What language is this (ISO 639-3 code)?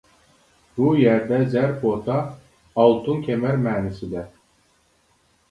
uig